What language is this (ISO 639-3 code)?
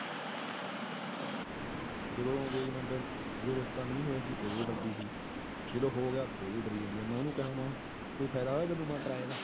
pan